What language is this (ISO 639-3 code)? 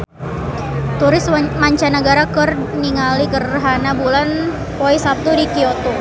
sun